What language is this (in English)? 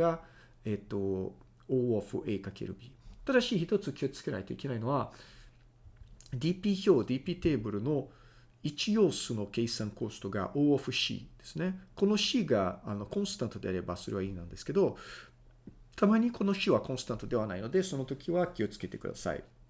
Japanese